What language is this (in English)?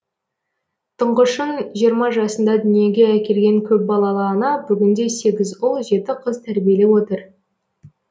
Kazakh